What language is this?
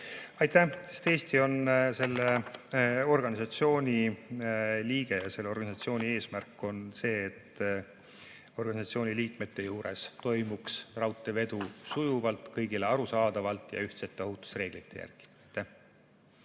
Estonian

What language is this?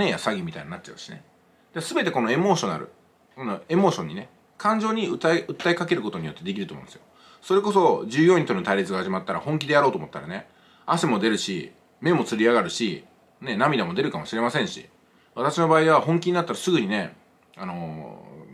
Japanese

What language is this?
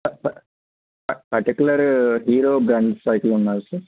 Telugu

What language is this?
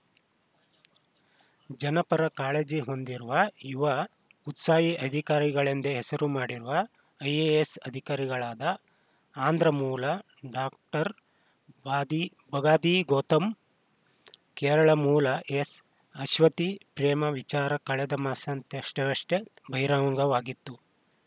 Kannada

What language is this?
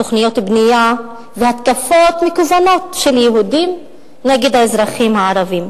Hebrew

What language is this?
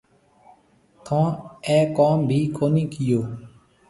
Marwari (Pakistan)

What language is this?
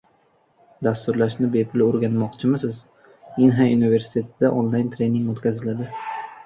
Uzbek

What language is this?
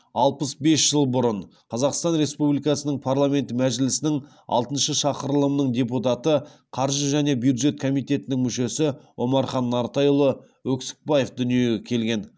Kazakh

